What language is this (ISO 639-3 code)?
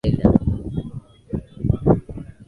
swa